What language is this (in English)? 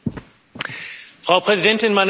German